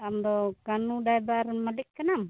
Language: Santali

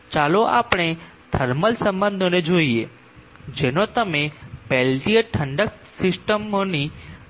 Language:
Gujarati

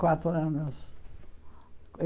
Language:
Portuguese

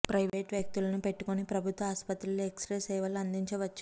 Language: Telugu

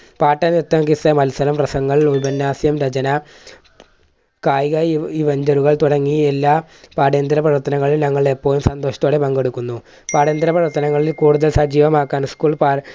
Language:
Malayalam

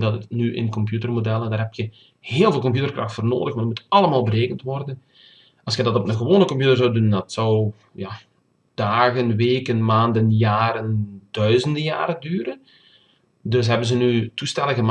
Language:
Dutch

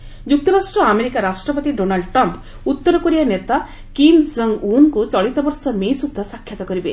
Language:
Odia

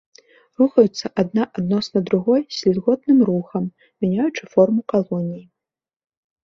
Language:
Belarusian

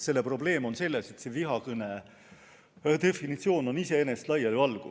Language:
Estonian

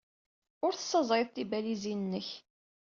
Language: Kabyle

